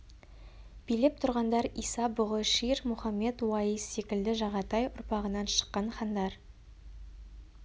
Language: Kazakh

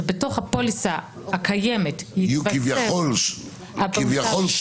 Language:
Hebrew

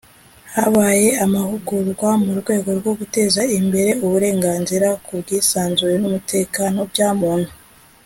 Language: Kinyarwanda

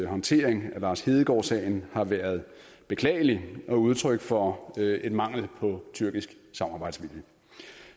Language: Danish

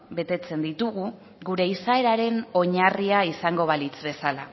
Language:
Basque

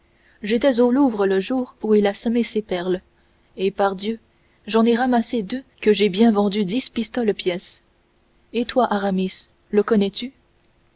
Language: French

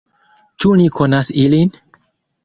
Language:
Esperanto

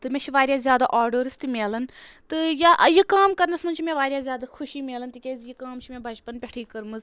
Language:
Kashmiri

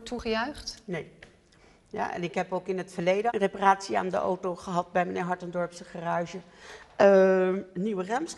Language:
Dutch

